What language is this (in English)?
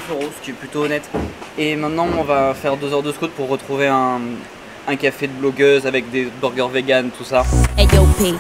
French